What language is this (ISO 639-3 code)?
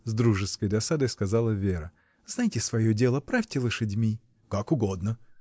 rus